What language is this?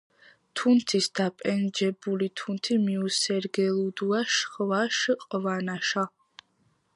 Georgian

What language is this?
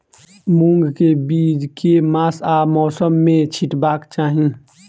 Maithili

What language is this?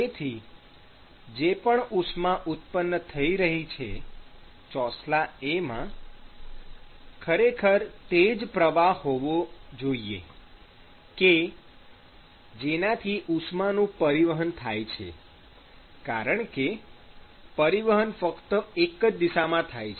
Gujarati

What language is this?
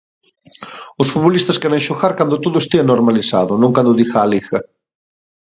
Galician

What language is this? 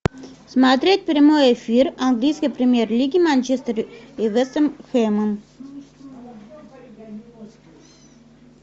Russian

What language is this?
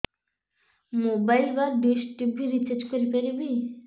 Odia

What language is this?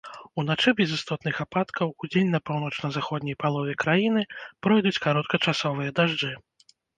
Belarusian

